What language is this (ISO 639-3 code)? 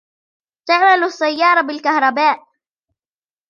ara